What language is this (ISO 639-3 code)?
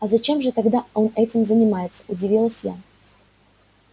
rus